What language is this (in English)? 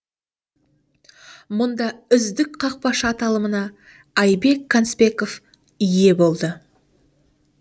Kazakh